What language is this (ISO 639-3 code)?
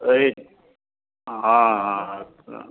mai